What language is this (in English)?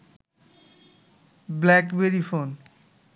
Bangla